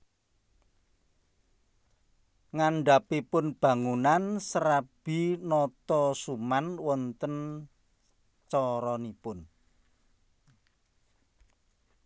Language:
Javanese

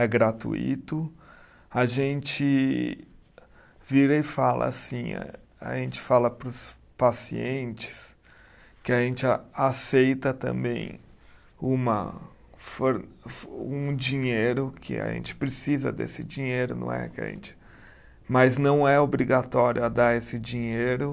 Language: Portuguese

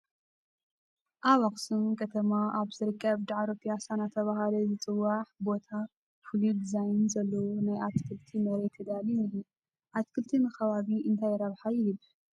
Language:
Tigrinya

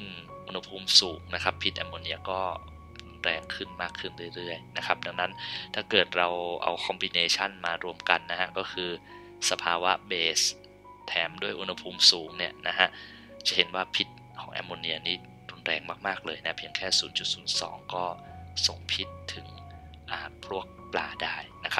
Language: Thai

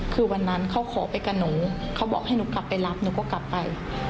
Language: Thai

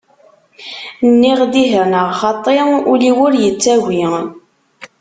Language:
Kabyle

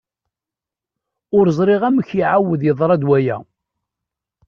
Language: Kabyle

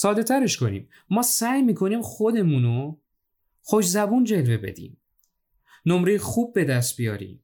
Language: Persian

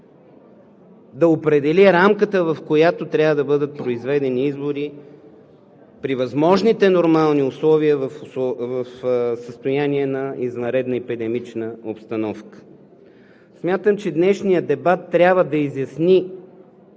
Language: Bulgarian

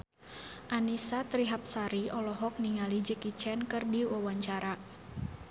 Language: Sundanese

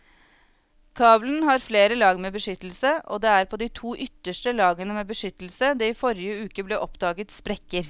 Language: Norwegian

